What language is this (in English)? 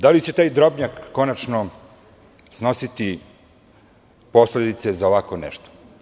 Serbian